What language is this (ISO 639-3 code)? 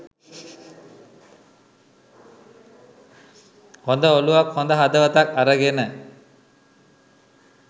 sin